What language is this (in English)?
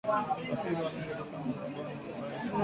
Swahili